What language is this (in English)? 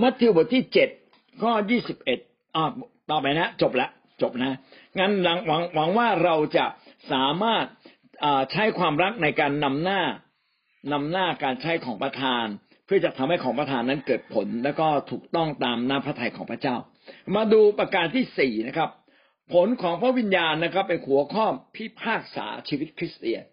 Thai